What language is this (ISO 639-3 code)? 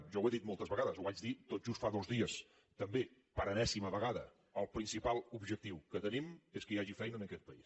cat